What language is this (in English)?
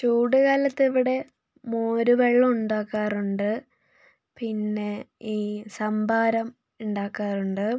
Malayalam